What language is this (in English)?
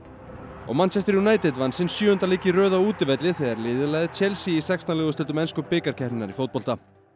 Icelandic